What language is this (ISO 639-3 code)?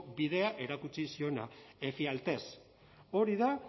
eus